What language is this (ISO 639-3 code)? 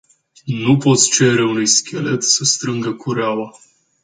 ron